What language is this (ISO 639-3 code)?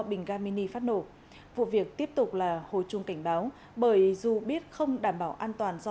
vie